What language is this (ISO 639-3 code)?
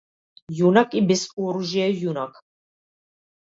mkd